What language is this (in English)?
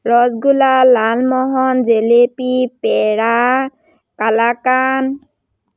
Assamese